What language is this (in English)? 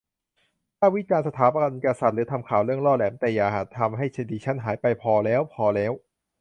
Thai